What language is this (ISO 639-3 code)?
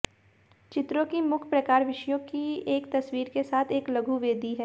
hin